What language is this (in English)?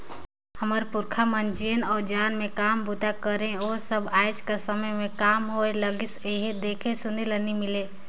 Chhattisgarhi